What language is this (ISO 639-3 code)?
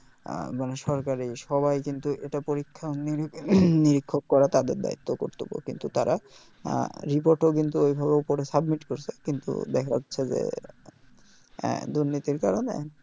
ben